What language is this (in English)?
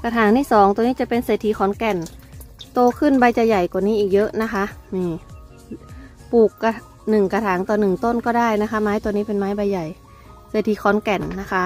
Thai